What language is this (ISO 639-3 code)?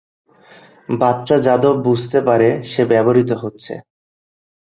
ben